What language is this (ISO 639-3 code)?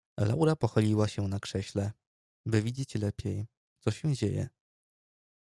pol